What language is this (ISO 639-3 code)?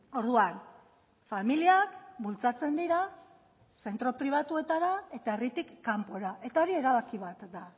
eus